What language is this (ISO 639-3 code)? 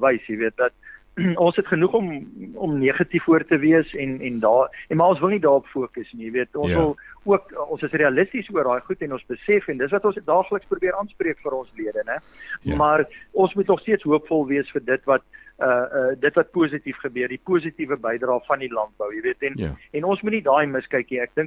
swe